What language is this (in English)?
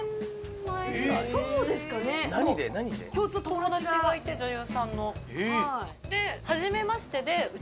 Japanese